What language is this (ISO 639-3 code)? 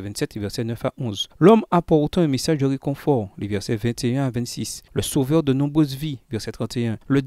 fra